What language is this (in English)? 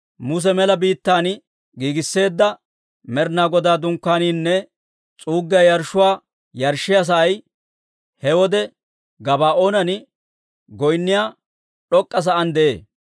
Dawro